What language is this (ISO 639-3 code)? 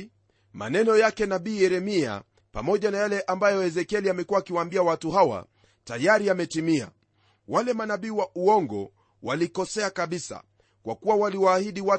swa